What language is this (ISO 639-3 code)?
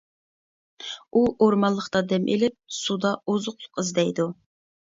uig